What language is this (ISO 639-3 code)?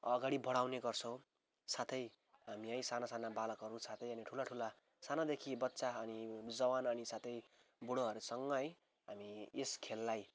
nep